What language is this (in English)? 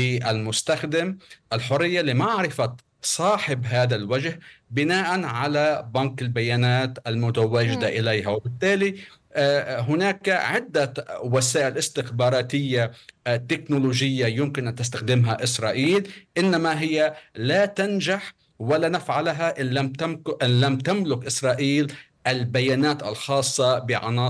Arabic